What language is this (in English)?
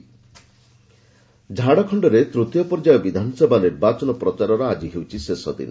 Odia